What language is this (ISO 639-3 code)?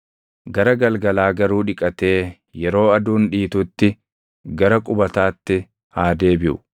orm